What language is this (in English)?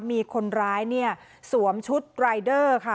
Thai